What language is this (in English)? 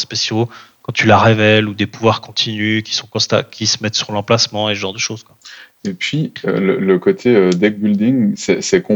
French